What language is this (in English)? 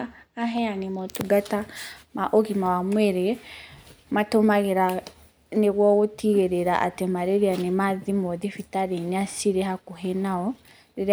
Kikuyu